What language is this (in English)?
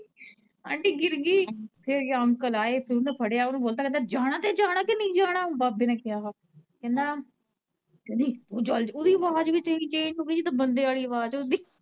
Punjabi